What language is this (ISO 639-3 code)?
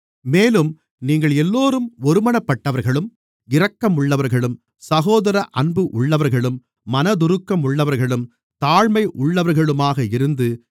tam